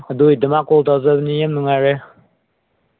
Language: Manipuri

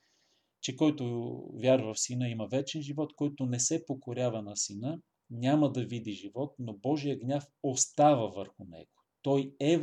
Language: Bulgarian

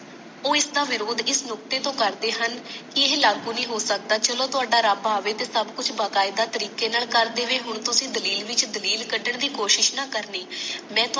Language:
Punjabi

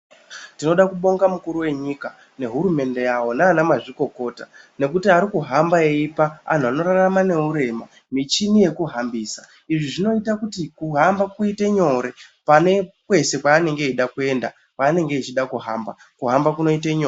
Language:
Ndau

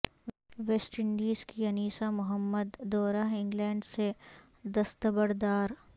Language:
Urdu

